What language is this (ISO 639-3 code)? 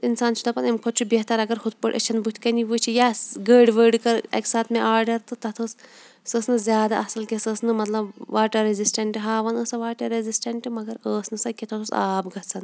kas